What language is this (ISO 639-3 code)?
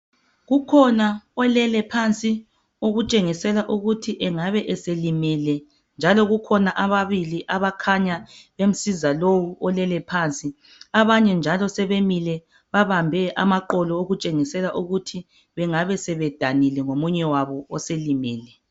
nde